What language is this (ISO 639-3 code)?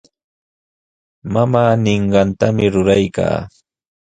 qws